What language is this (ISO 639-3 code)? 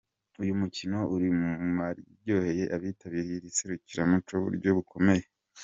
kin